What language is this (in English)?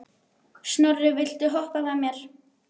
Icelandic